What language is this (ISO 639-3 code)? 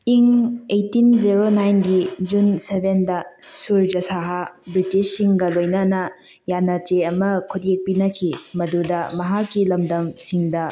mni